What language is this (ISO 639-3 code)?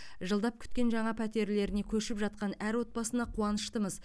kaz